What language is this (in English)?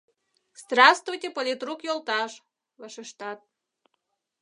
Mari